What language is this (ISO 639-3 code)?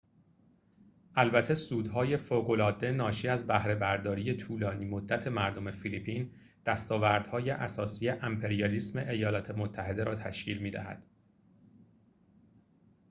fas